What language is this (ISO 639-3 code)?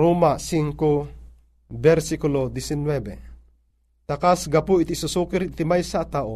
fil